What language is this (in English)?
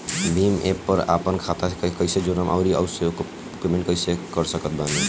Bhojpuri